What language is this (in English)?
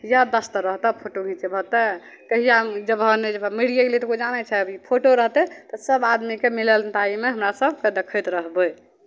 Maithili